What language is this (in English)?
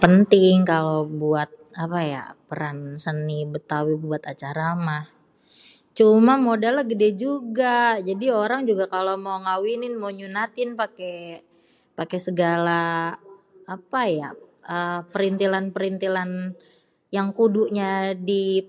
Betawi